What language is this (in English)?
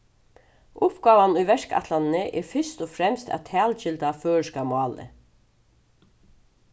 Faroese